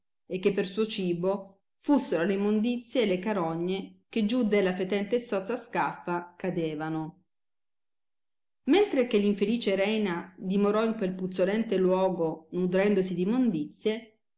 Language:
Italian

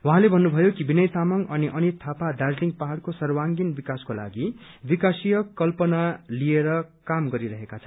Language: Nepali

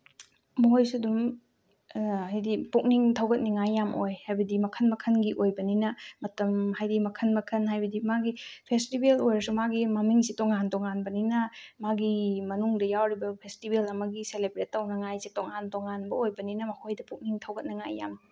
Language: Manipuri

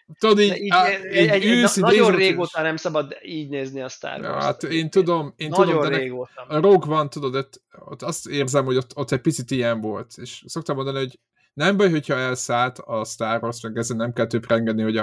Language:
Hungarian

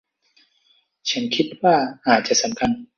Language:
Thai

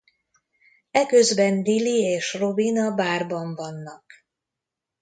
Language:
Hungarian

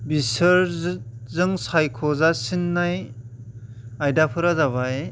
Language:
Bodo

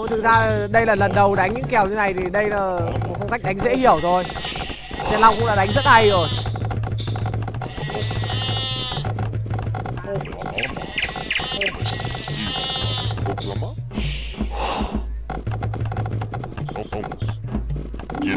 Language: Vietnamese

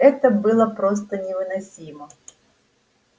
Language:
Russian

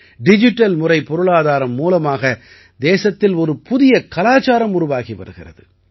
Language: Tamil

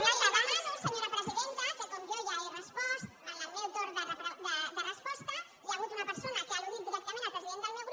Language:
Catalan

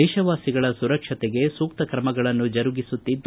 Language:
Kannada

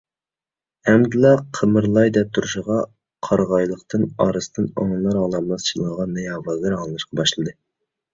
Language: Uyghur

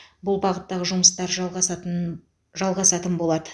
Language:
Kazakh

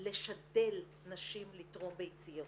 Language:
Hebrew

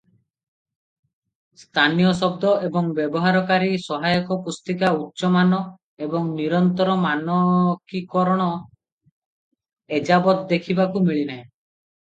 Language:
Odia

